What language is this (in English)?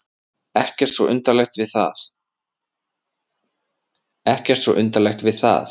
Icelandic